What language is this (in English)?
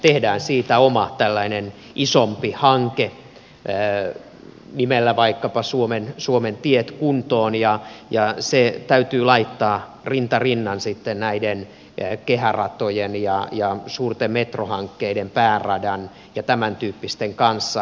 Finnish